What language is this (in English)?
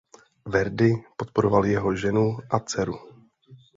Czech